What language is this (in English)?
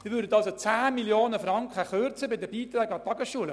Swiss German